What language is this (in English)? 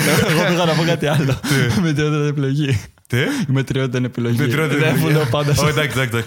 Greek